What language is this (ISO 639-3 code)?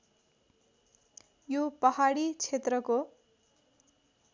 nep